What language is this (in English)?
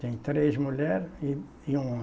Portuguese